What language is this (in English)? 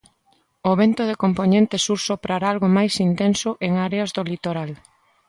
Galician